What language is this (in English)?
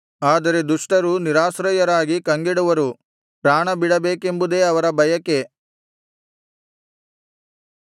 Kannada